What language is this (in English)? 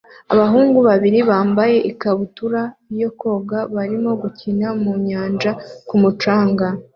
Kinyarwanda